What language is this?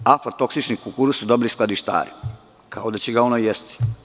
Serbian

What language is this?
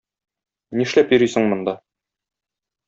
Tatar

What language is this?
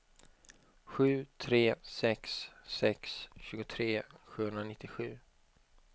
Swedish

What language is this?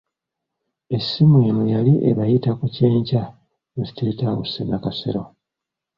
Ganda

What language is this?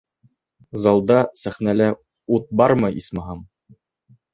Bashkir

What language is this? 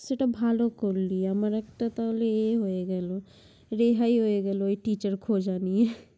Bangla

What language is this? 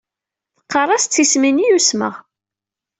Kabyle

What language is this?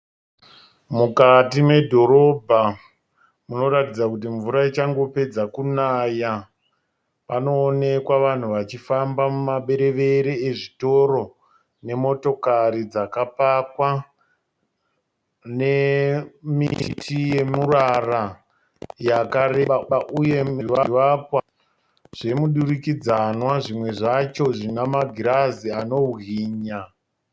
Shona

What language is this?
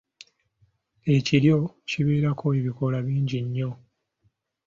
Ganda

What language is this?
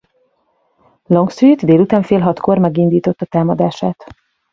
Hungarian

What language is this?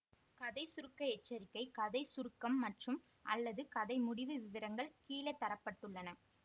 Tamil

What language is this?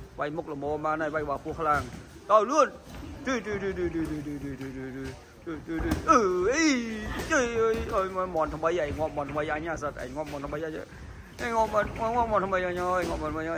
Thai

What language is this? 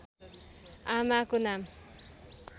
Nepali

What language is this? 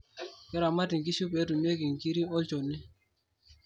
Masai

